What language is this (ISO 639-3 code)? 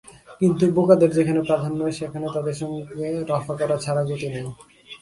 ben